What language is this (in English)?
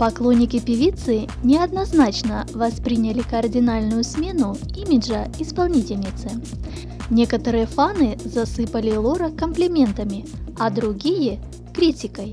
Russian